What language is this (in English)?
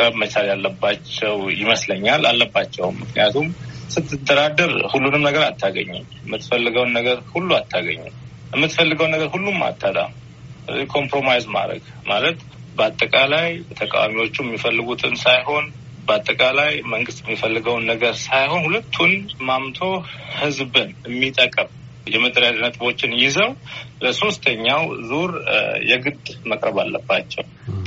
Amharic